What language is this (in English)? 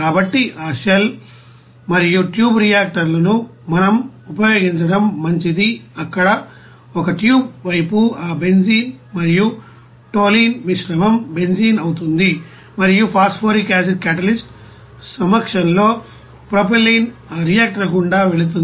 Telugu